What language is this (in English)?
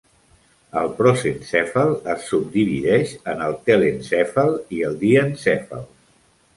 Catalan